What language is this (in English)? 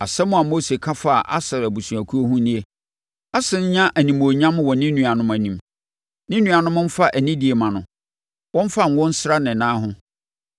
Akan